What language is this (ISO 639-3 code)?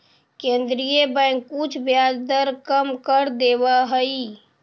mag